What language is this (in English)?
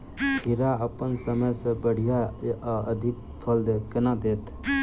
Maithili